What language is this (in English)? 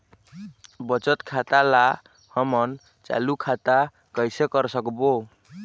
Chhattisgarhi